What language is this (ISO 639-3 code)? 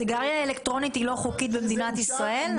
heb